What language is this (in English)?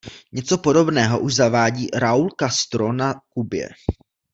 Czech